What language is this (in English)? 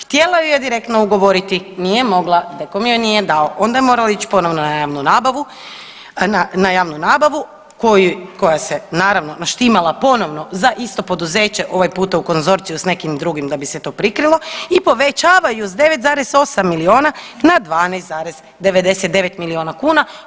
Croatian